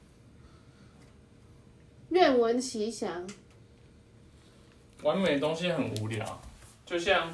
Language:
Chinese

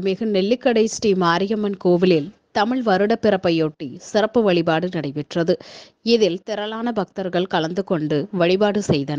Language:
Tamil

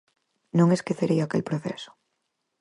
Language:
Galician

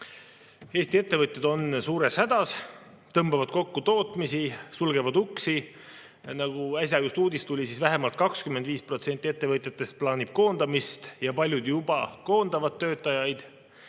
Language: Estonian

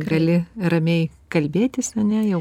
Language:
Lithuanian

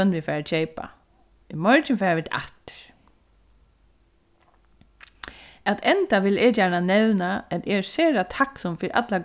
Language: Faroese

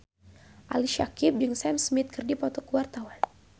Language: Sundanese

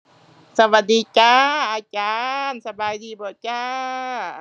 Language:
Thai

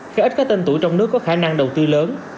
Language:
Vietnamese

